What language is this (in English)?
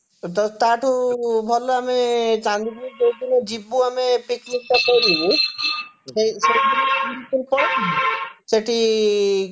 Odia